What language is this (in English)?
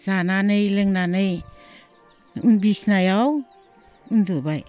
Bodo